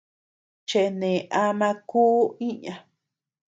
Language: Tepeuxila Cuicatec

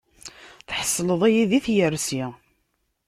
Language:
Kabyle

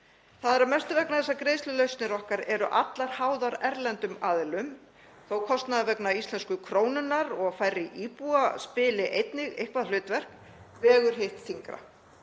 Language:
Icelandic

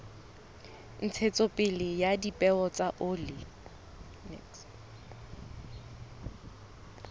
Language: Southern Sotho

